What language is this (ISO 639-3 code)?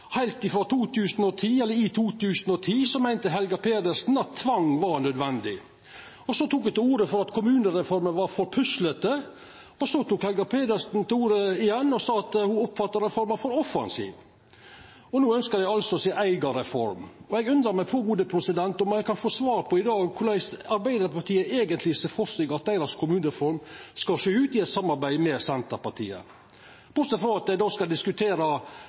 nno